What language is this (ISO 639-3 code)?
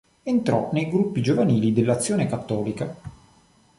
ita